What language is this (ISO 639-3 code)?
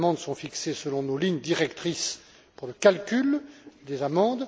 fra